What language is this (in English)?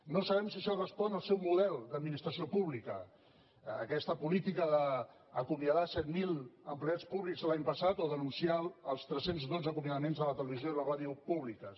Catalan